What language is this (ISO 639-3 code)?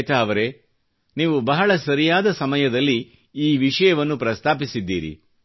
kan